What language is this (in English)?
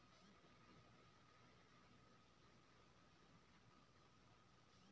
Maithili